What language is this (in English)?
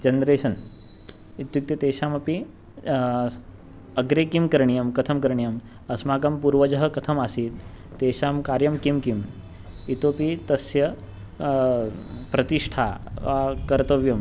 Sanskrit